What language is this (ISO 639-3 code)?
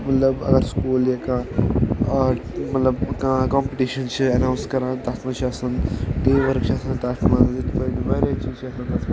kas